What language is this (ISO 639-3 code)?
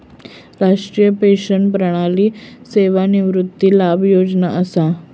mar